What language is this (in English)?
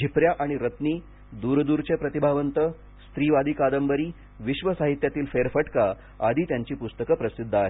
Marathi